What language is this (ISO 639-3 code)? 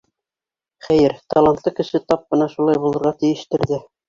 bak